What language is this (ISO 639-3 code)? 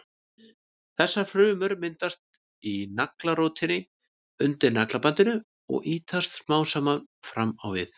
isl